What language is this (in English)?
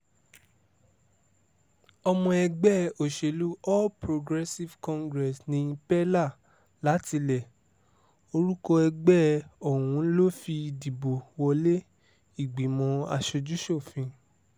Yoruba